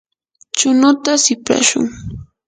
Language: Yanahuanca Pasco Quechua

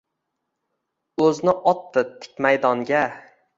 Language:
Uzbek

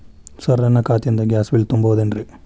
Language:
Kannada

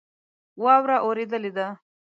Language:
Pashto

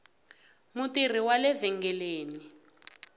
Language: Tsonga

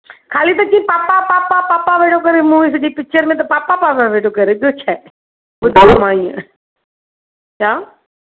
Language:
Sindhi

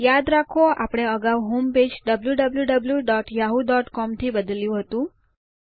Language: Gujarati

